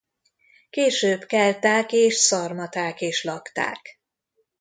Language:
Hungarian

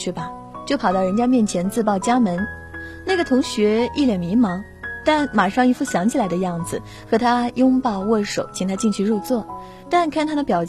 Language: Chinese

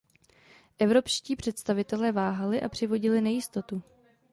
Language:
Czech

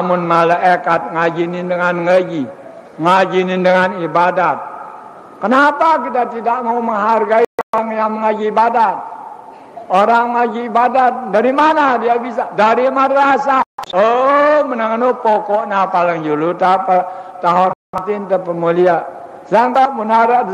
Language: Indonesian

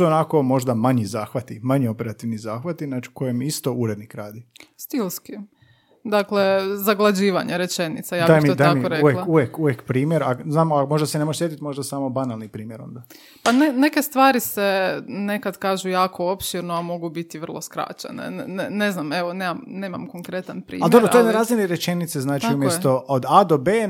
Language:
Croatian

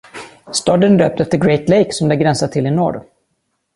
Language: Swedish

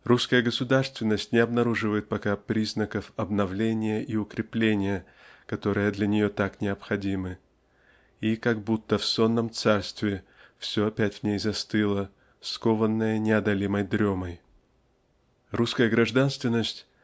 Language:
Russian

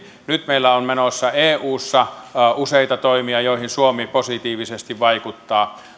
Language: Finnish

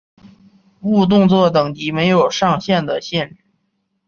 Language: Chinese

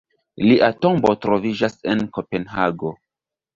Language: Esperanto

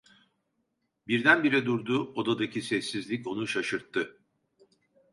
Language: Turkish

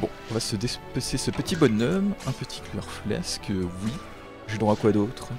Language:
French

